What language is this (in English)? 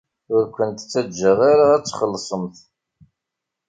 Kabyle